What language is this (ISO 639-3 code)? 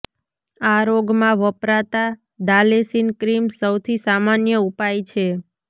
guj